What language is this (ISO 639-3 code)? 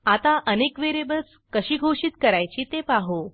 mar